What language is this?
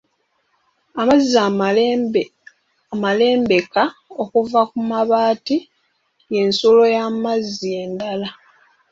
Ganda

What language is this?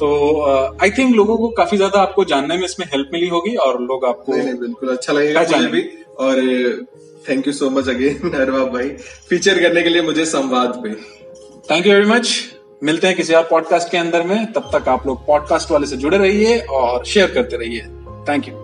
Hindi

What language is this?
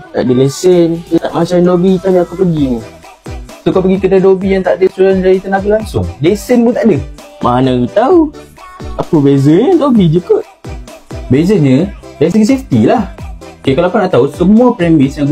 Malay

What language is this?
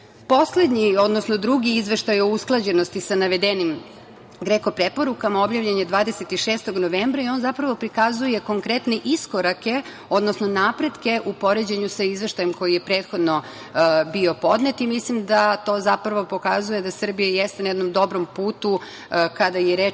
Serbian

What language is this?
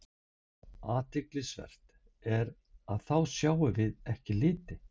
Icelandic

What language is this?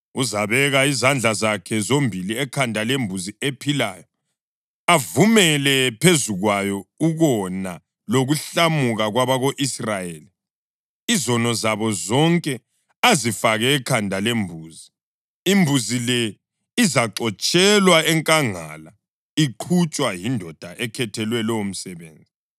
North Ndebele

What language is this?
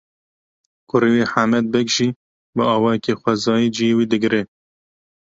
Kurdish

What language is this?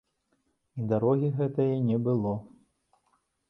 Belarusian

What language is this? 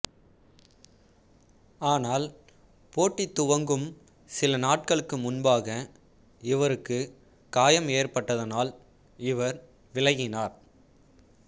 Tamil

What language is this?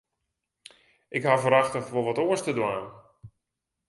Western Frisian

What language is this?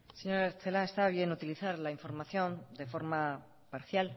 Spanish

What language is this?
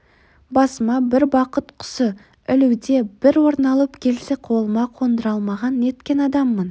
Kazakh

